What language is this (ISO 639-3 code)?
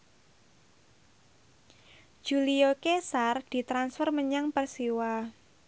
jav